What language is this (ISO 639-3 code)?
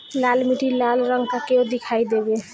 bho